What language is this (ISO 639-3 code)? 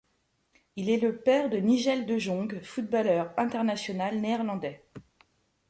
fra